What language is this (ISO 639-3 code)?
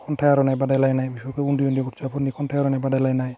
brx